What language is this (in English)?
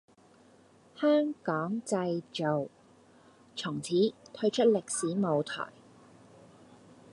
Cantonese